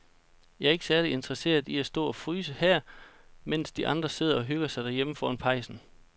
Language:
Danish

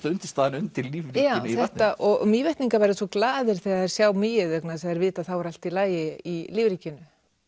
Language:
Icelandic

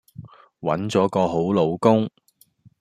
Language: Cantonese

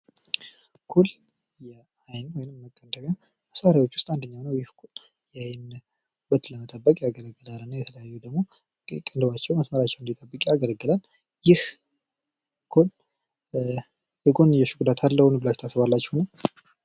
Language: Amharic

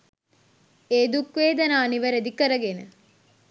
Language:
Sinhala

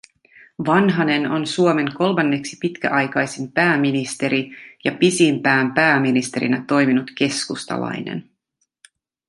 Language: Finnish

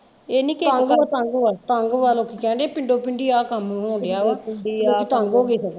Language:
Punjabi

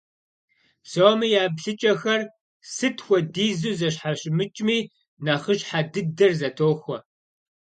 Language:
Kabardian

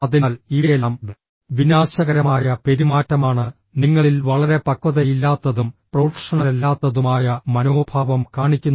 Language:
Malayalam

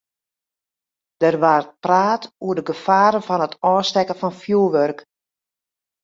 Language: Western Frisian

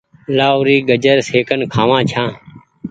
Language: Goaria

